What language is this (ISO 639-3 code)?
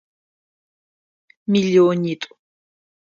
ady